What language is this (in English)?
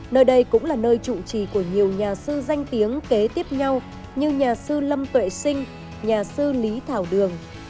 Vietnamese